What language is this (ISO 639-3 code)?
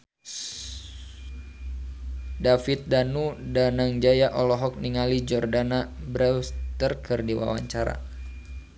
sun